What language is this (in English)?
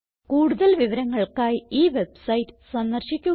Malayalam